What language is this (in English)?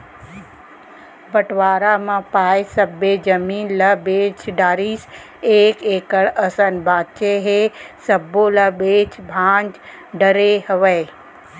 Chhattisgarhi